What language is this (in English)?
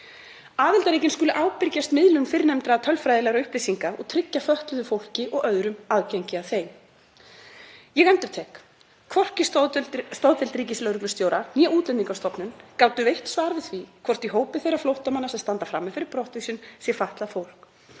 Icelandic